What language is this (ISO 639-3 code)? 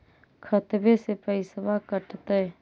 mag